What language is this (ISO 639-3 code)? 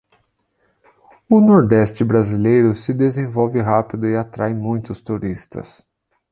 por